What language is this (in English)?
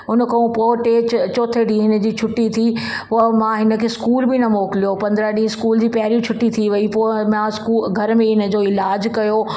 Sindhi